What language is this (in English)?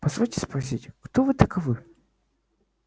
Russian